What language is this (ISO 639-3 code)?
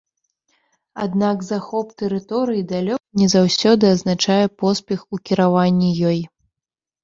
bel